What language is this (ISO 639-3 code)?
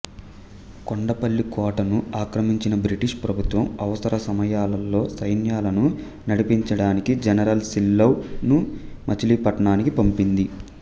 tel